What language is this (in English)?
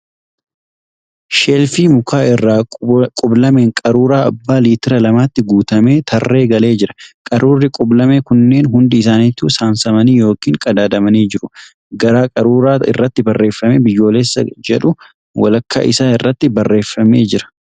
Oromo